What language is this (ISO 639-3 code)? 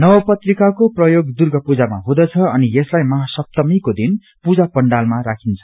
nep